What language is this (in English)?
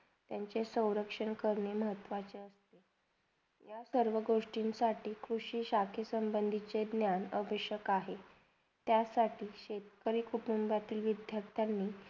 Marathi